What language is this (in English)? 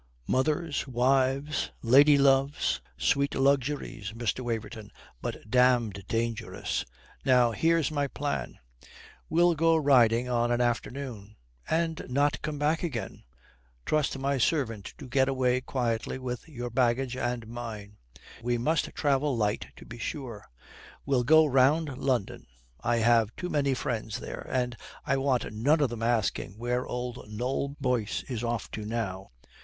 English